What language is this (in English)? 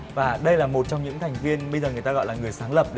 Vietnamese